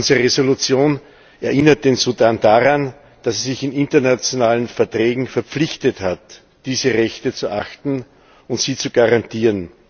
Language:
German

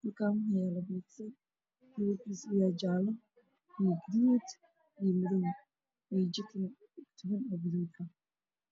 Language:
Somali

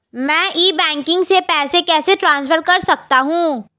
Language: Hindi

